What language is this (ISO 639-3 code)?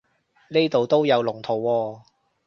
yue